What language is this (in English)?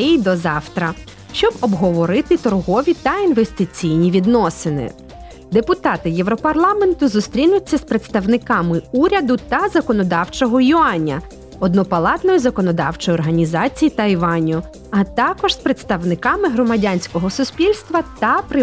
Ukrainian